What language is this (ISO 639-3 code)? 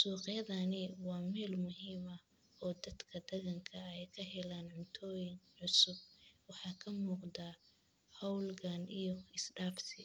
som